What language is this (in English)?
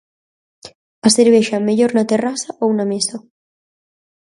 Galician